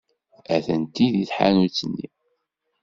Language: Kabyle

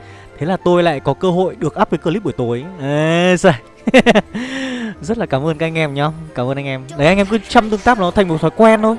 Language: Vietnamese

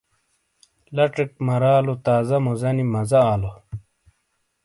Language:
Shina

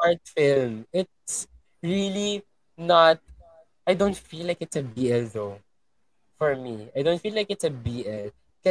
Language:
Filipino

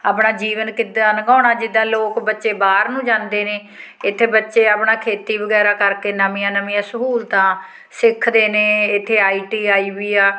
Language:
Punjabi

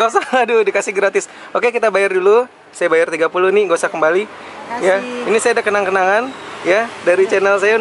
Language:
Indonesian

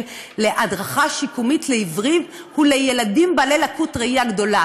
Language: Hebrew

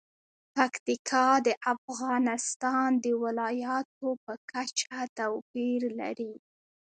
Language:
Pashto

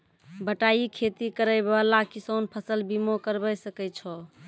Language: Maithili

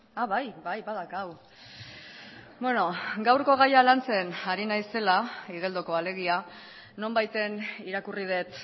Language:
Basque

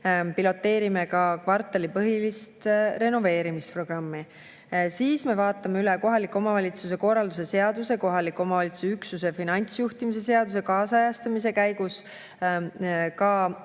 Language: Estonian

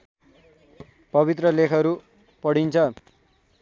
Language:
Nepali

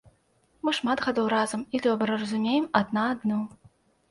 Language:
Belarusian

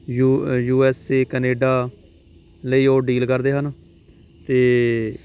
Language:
Punjabi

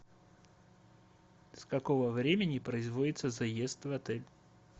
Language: Russian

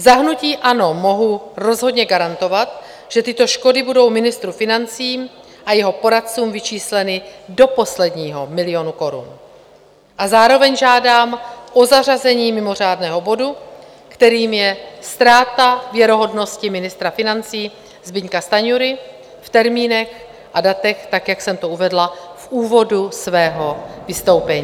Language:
Czech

